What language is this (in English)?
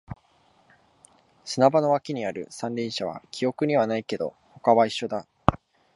Japanese